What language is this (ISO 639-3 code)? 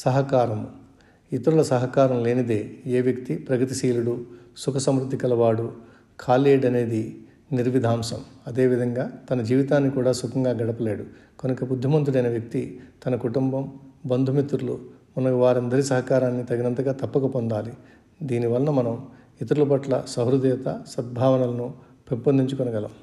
tel